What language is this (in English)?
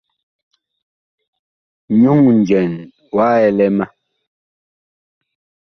Bakoko